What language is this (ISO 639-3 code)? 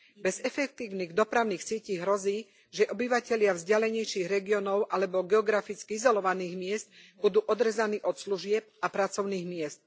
slk